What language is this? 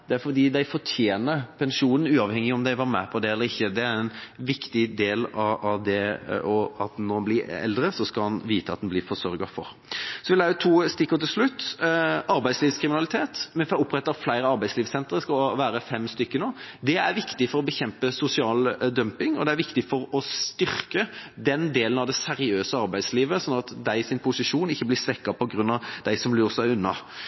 Norwegian Bokmål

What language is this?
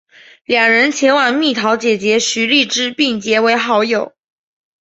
Chinese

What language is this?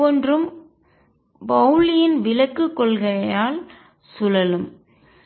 Tamil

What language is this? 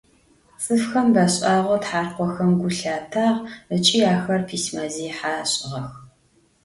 Adyghe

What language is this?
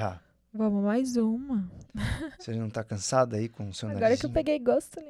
Portuguese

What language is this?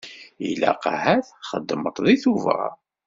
Kabyle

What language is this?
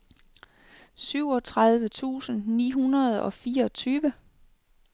Danish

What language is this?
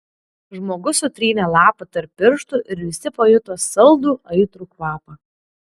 Lithuanian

